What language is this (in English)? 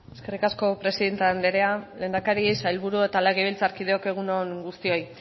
Basque